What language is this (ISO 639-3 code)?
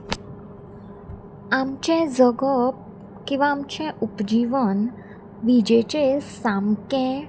kok